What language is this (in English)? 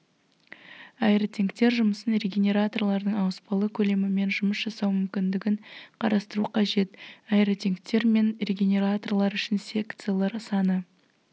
Kazakh